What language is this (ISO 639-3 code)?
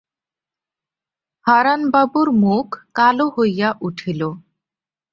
ben